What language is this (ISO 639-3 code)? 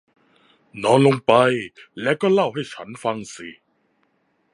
tha